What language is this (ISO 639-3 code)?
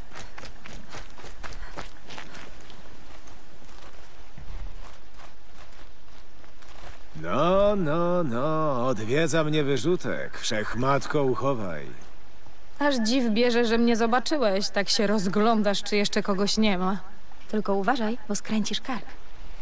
pol